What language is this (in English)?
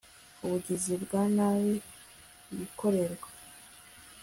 Kinyarwanda